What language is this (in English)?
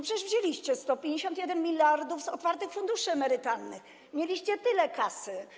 Polish